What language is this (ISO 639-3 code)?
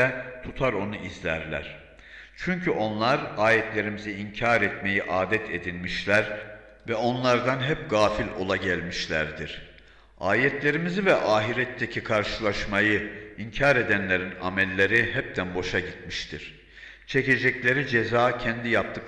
tur